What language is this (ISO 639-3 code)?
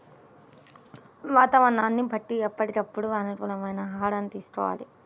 tel